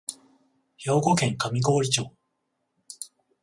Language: Japanese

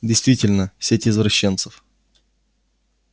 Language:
Russian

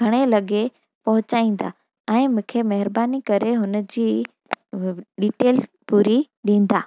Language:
Sindhi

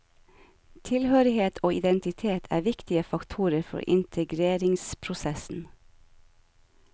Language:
Norwegian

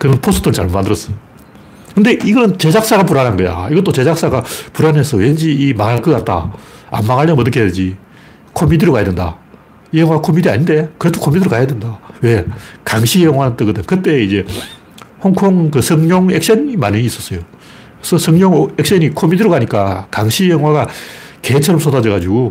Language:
Korean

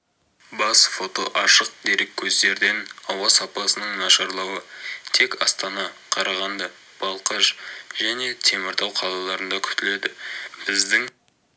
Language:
Kazakh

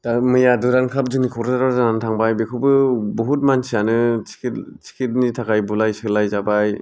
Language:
Bodo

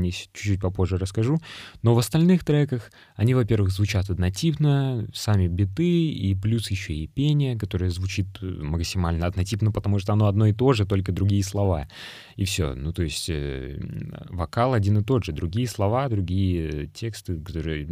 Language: Russian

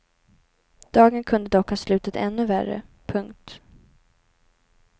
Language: Swedish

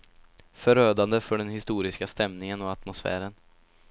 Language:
Swedish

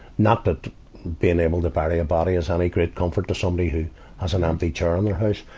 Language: English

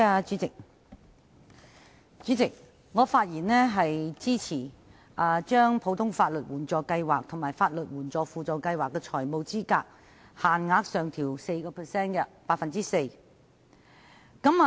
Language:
Cantonese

